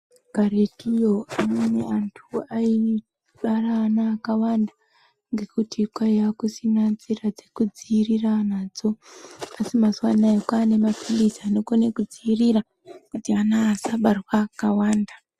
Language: Ndau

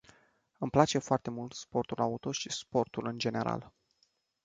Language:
Romanian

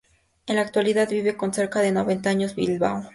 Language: Spanish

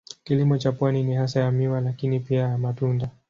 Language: Swahili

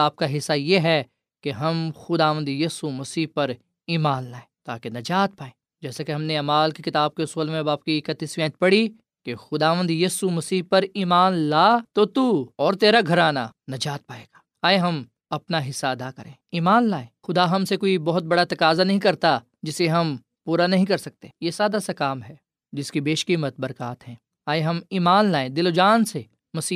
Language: Urdu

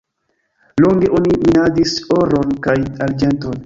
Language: Esperanto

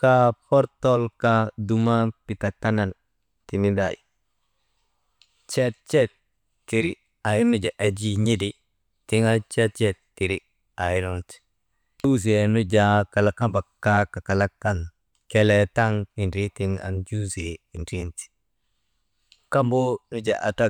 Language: Maba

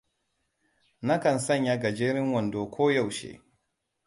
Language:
Hausa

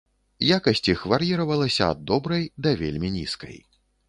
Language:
Belarusian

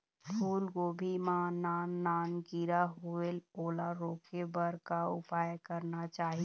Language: Chhattisgarhi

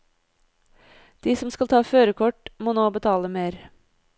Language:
Norwegian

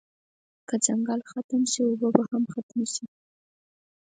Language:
Pashto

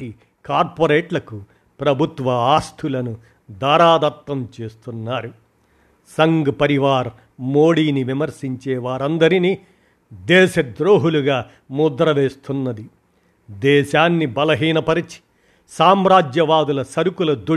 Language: Telugu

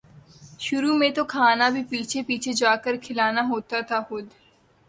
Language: Urdu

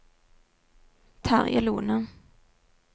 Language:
Norwegian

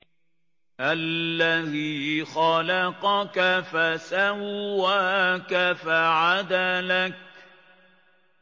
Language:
Arabic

